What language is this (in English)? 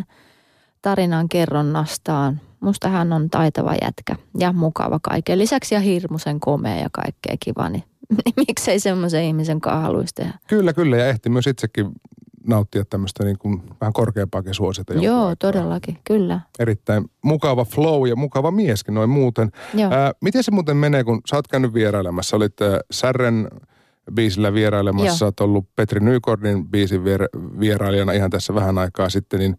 Finnish